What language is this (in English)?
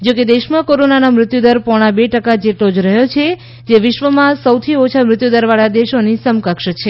Gujarati